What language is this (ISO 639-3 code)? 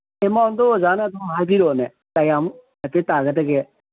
mni